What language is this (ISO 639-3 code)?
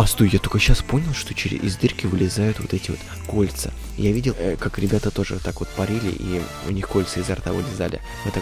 rus